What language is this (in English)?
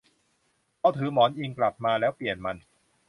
Thai